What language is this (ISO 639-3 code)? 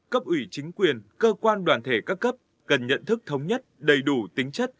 vie